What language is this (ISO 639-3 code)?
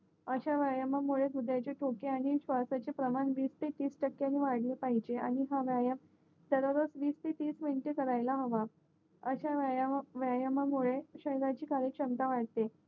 mar